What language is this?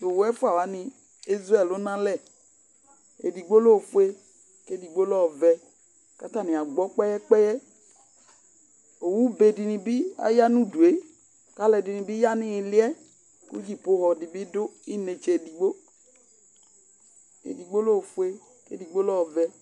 Ikposo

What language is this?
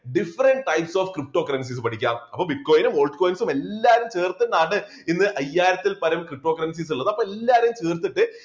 Malayalam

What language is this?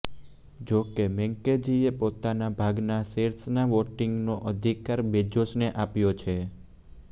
Gujarati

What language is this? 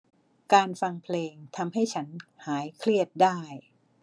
Thai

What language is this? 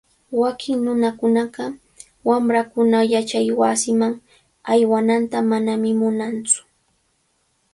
Cajatambo North Lima Quechua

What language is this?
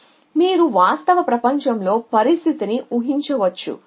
Telugu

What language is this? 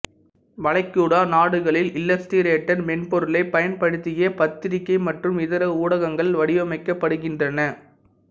Tamil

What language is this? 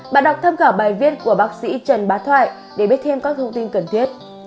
Vietnamese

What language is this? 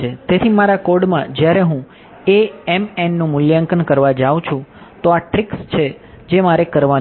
Gujarati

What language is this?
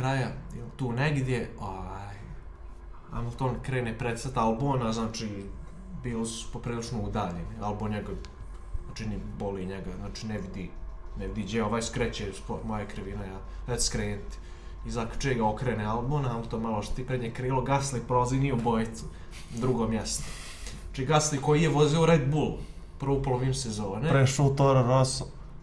Bosnian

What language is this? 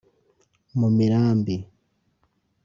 Kinyarwanda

